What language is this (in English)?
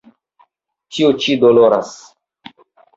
Esperanto